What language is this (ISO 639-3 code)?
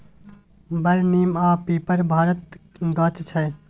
mai